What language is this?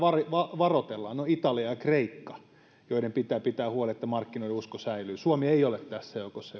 Finnish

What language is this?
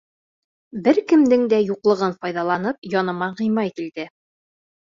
Bashkir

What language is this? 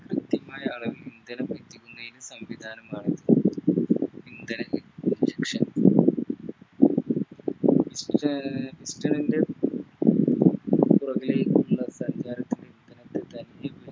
Malayalam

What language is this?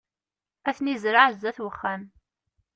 Kabyle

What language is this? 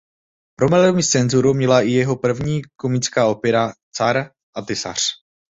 Czech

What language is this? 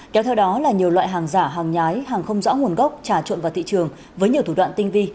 Vietnamese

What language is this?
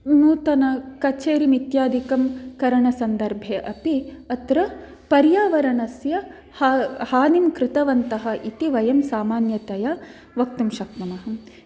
Sanskrit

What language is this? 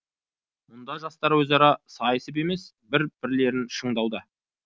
Kazakh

